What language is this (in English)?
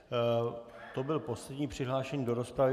Czech